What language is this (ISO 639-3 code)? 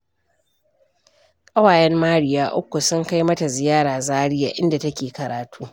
hau